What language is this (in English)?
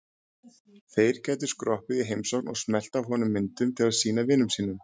Icelandic